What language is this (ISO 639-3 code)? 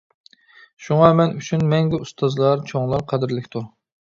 uig